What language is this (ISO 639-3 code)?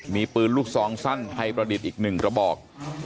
tha